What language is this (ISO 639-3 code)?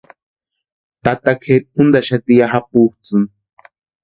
pua